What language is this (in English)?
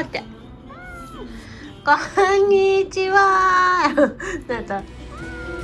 Japanese